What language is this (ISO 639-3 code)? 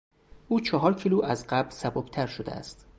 fas